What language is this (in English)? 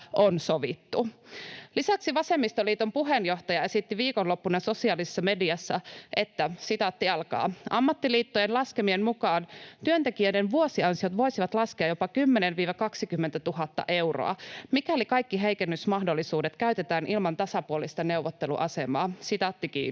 Finnish